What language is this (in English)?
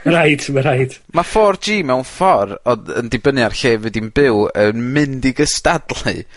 Welsh